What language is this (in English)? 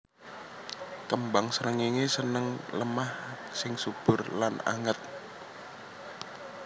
Javanese